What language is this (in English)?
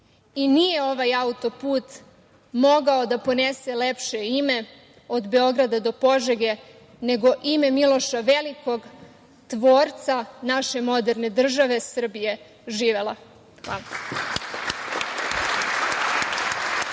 Serbian